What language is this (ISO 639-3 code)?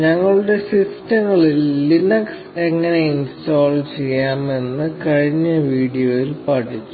mal